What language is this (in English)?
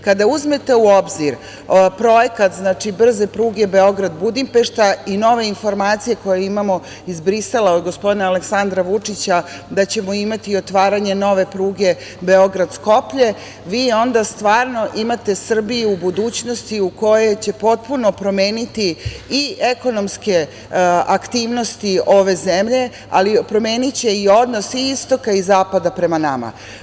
Serbian